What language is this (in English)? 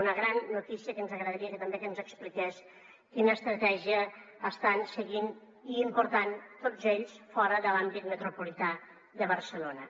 Catalan